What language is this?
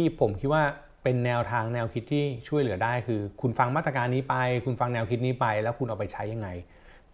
Thai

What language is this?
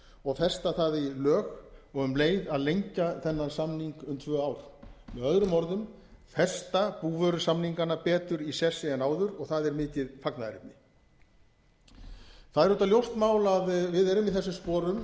Icelandic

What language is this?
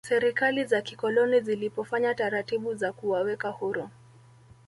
Swahili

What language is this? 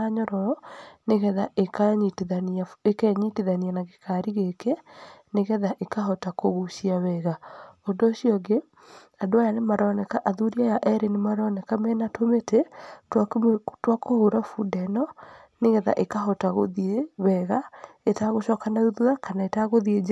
Kikuyu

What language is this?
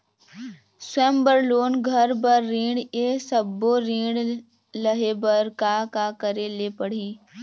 Chhattisgarhi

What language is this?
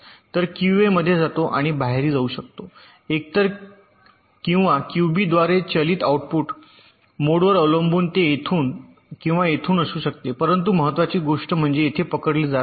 Marathi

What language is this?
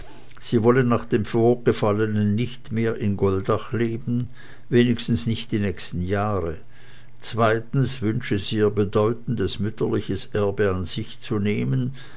German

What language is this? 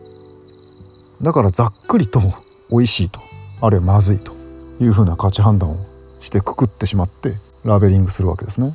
Japanese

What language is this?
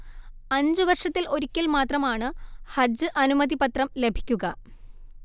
Malayalam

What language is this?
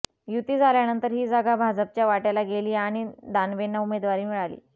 Marathi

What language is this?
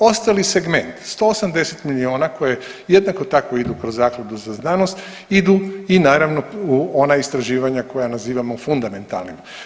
Croatian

